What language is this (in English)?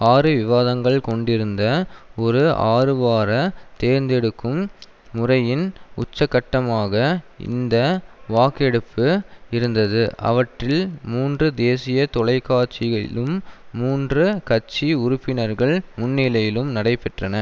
Tamil